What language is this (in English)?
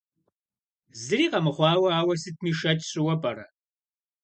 Kabardian